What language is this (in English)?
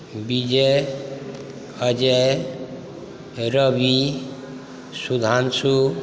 Maithili